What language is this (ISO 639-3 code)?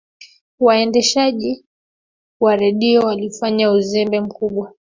swa